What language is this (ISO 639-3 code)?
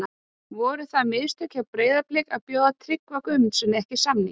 isl